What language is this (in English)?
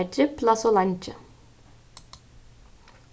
Faroese